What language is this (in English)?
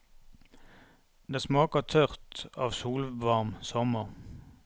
Norwegian